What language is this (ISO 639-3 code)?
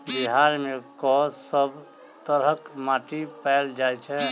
mai